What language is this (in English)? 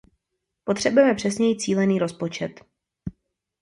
Czech